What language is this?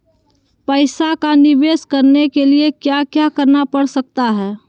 Magahi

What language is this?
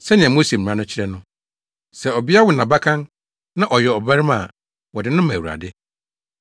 Akan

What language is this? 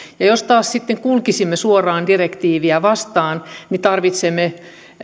Finnish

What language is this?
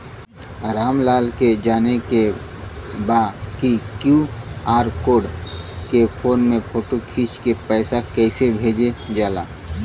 Bhojpuri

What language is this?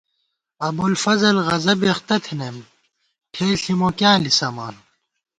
Gawar-Bati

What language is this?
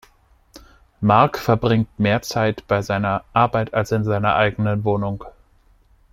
German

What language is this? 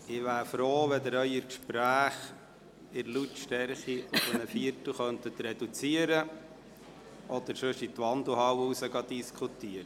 Swiss German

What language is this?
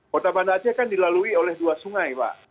Indonesian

